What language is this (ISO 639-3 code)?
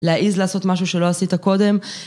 heb